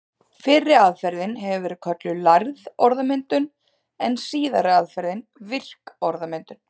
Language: Icelandic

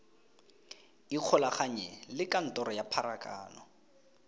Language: Tswana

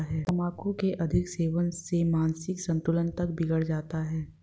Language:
Hindi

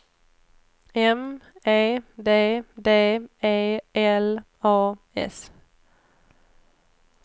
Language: Swedish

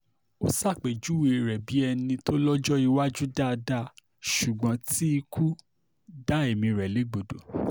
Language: Yoruba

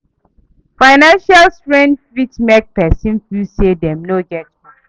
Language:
Nigerian Pidgin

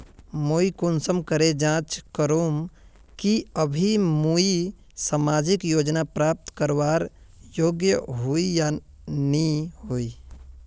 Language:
Magahi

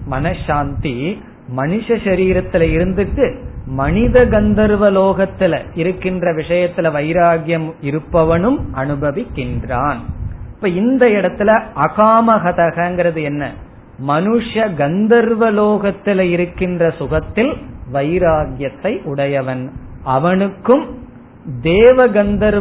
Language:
Tamil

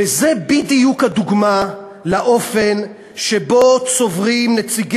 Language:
Hebrew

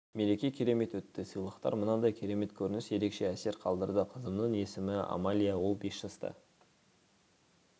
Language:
Kazakh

